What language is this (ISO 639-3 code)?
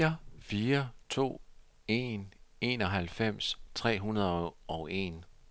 dan